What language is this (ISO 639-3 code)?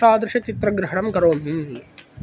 san